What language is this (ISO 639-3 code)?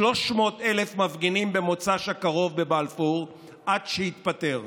heb